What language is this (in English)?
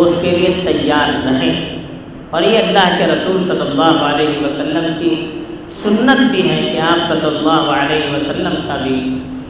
Urdu